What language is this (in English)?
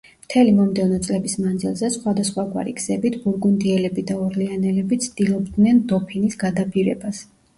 Georgian